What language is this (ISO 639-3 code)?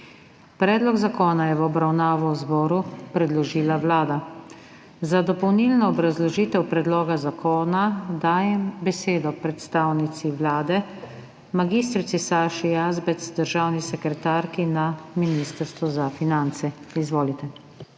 slv